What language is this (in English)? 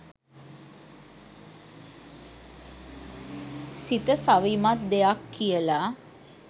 Sinhala